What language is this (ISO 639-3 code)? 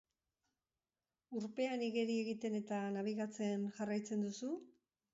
eus